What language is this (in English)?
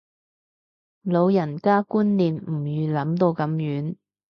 Cantonese